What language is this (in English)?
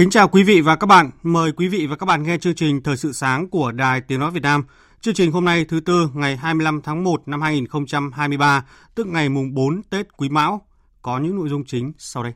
Vietnamese